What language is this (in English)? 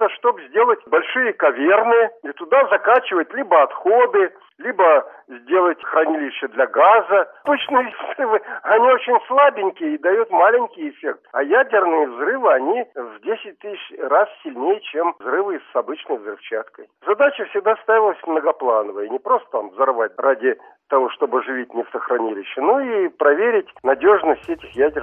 Russian